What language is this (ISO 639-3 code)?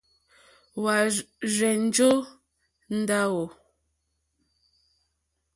bri